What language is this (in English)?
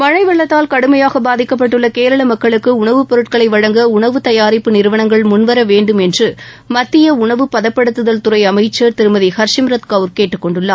Tamil